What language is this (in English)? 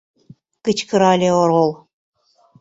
Mari